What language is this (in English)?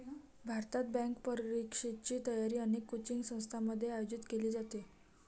Marathi